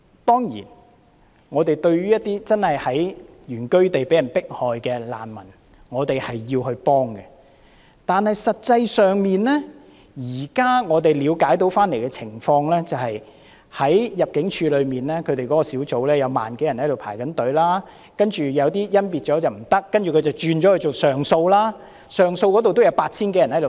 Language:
Cantonese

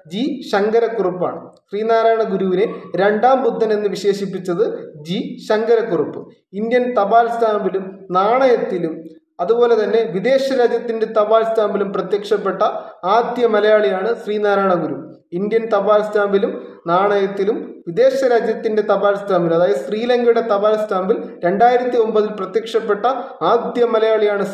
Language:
Malayalam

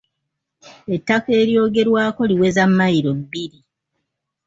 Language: Ganda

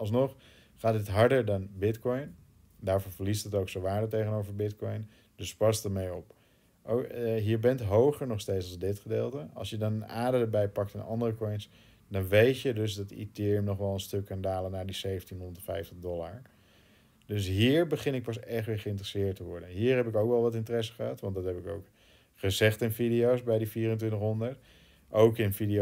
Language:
Dutch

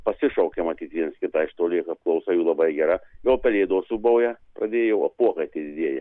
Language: Lithuanian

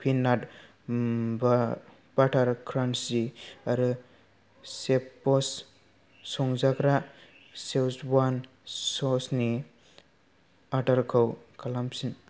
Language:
Bodo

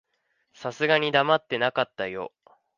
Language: Japanese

